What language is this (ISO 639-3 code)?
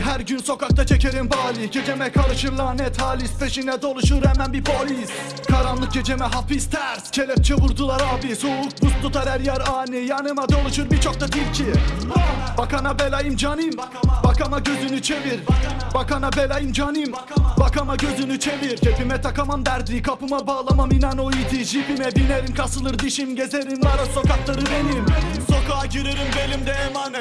tur